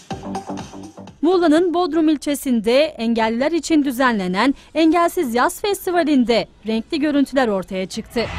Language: Turkish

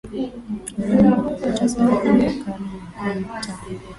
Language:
Swahili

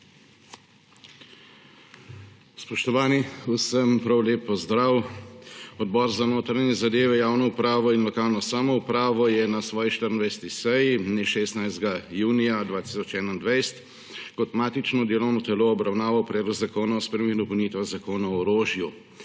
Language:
Slovenian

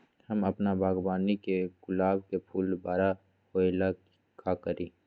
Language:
Magahi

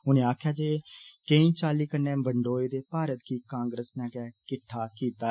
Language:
Dogri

